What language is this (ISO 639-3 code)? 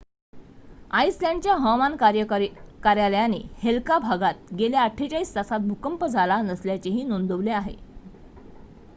mar